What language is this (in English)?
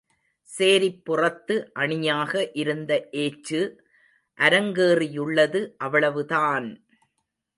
Tamil